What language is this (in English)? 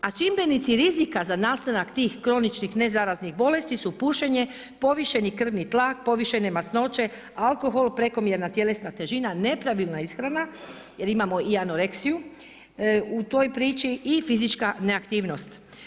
Croatian